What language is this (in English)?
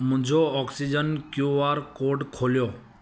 Sindhi